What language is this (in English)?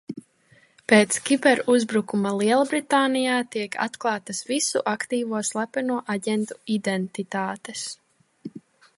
Latvian